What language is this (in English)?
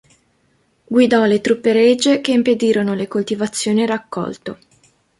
Italian